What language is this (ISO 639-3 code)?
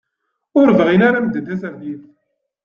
kab